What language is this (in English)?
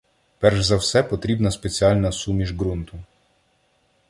Ukrainian